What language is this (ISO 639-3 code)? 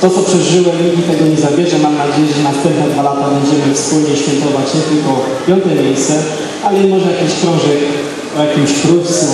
pol